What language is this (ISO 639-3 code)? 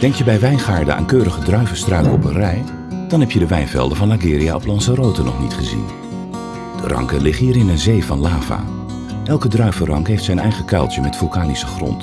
nld